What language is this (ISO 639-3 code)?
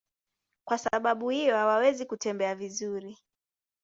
swa